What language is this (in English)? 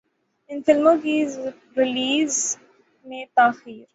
Urdu